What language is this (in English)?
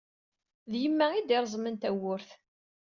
Kabyle